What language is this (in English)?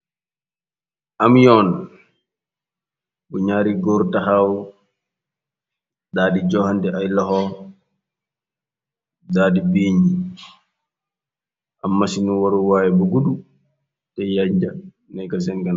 Wolof